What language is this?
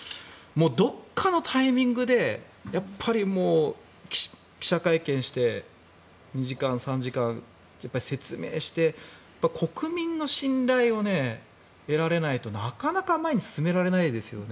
Japanese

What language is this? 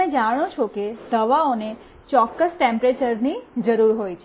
Gujarati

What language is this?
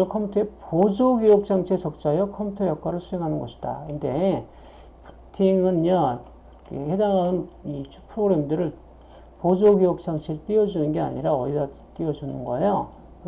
Korean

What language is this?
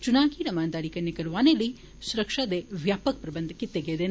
Dogri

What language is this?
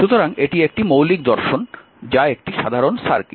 Bangla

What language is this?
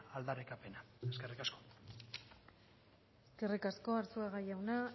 Basque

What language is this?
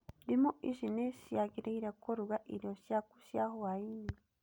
Kikuyu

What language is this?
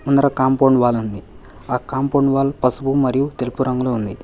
Telugu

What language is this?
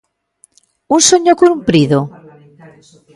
Galician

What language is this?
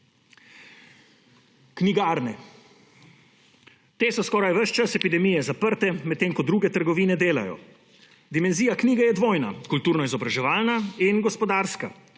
Slovenian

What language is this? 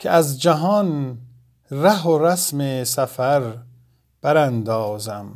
Persian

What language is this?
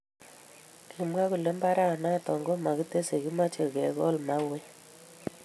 Kalenjin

